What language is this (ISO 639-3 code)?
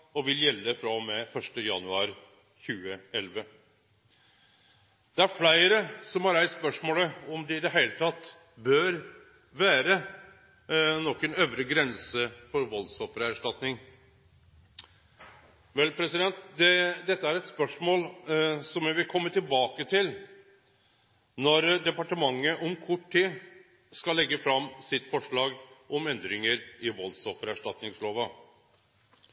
nno